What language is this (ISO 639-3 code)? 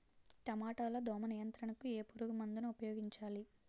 tel